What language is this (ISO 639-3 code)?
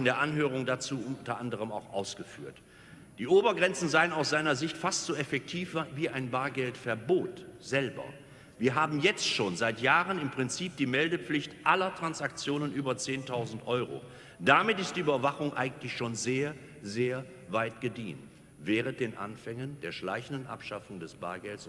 deu